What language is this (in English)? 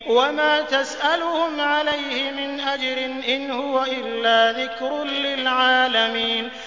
Arabic